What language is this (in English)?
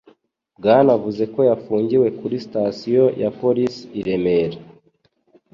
Kinyarwanda